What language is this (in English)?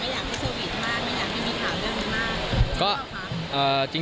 Thai